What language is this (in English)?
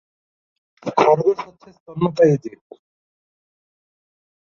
Bangla